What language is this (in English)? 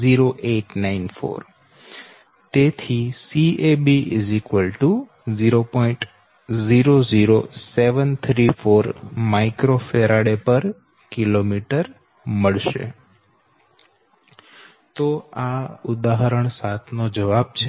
Gujarati